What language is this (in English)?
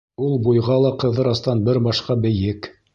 Bashkir